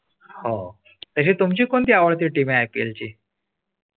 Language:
Marathi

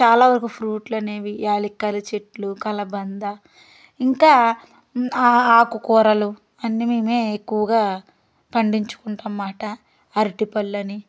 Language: Telugu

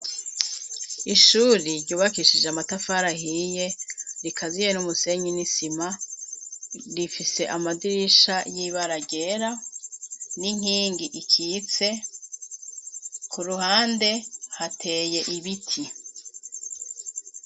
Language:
Rundi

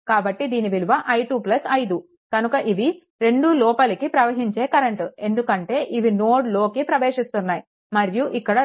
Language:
Telugu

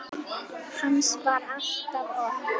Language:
Icelandic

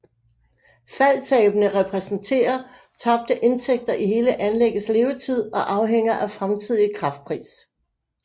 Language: Danish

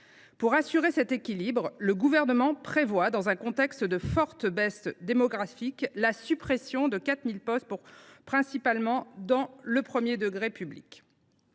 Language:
French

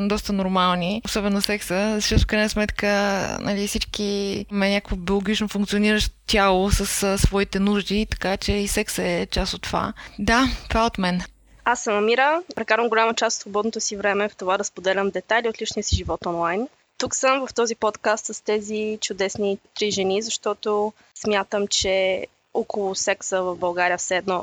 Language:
Bulgarian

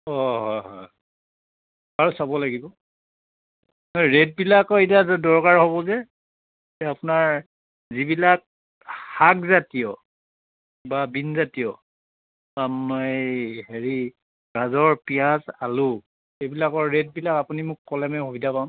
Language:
Assamese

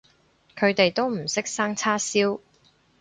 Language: Cantonese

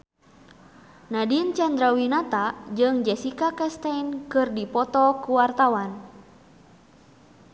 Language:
Sundanese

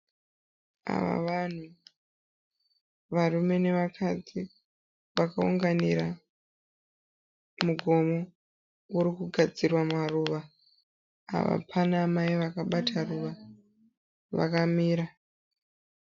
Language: Shona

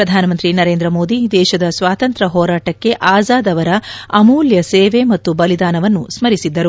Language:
Kannada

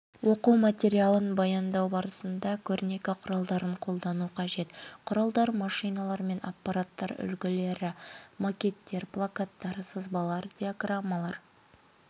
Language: Kazakh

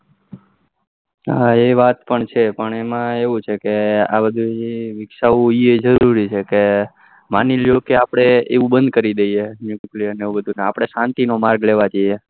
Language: Gujarati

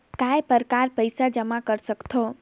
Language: Chhattisgarhi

